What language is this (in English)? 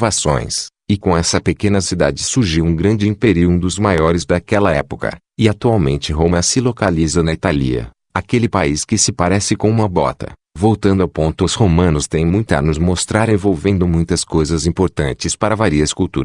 Portuguese